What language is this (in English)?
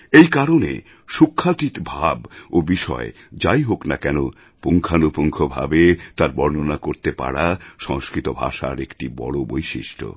Bangla